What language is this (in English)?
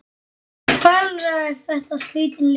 Icelandic